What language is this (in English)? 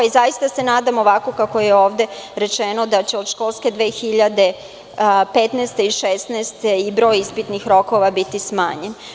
Serbian